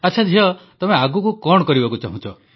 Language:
Odia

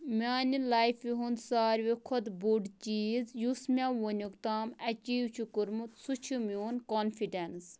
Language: Kashmiri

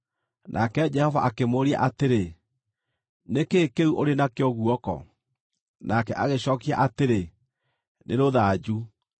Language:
Kikuyu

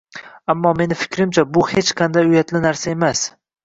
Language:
Uzbek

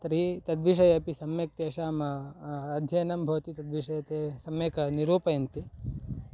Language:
Sanskrit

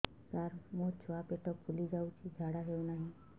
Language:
Odia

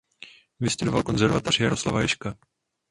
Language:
Czech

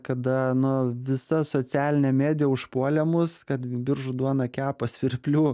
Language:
Lithuanian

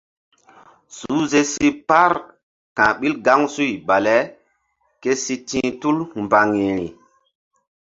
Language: Mbum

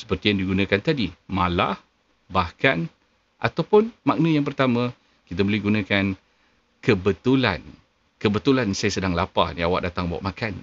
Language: Malay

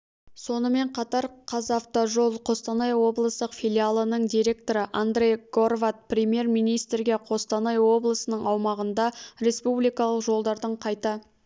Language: Kazakh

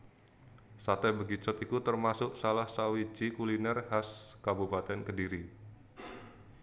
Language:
Javanese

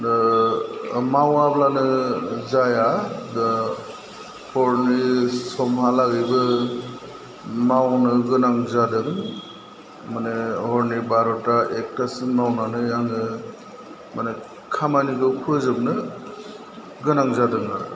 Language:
Bodo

